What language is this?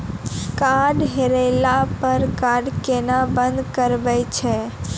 Maithili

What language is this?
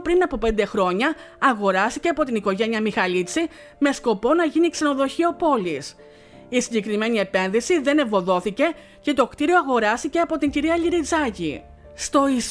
Greek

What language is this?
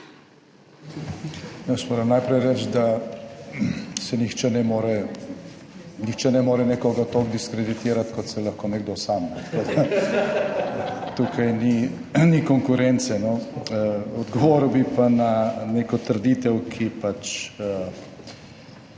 Slovenian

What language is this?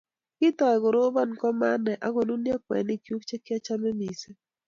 Kalenjin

